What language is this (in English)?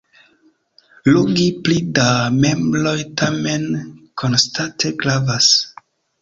Esperanto